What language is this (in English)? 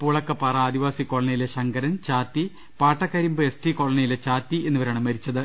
Malayalam